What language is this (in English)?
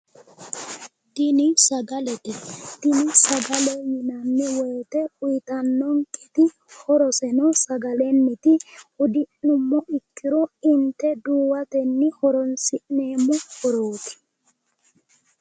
Sidamo